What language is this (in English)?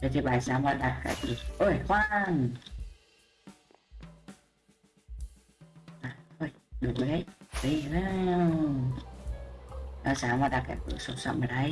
Vietnamese